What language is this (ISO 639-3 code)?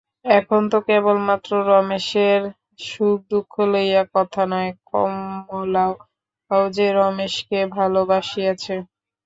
ben